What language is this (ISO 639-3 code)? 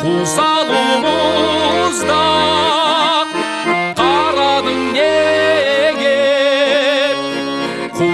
tur